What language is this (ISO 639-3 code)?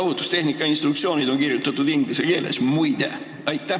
est